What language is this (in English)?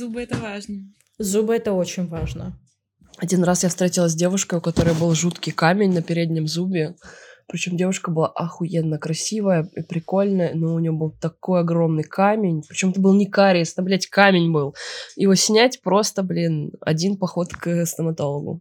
Russian